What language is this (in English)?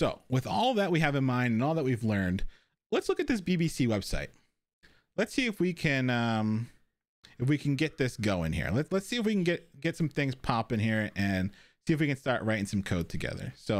English